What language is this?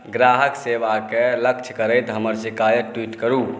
Maithili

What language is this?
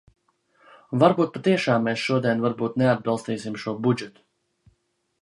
Latvian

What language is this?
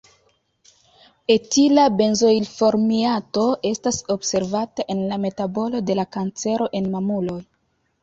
Esperanto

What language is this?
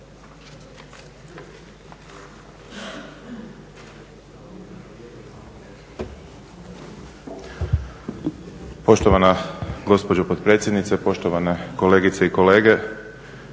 Croatian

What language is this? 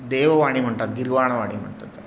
Marathi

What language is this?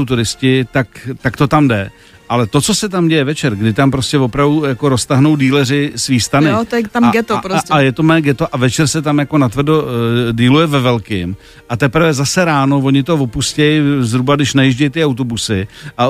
Czech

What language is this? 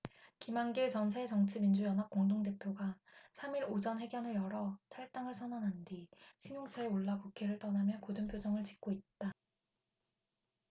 Korean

